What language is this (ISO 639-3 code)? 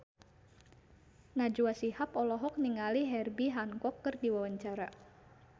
sun